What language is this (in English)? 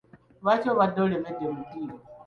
Ganda